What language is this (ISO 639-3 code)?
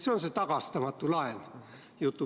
est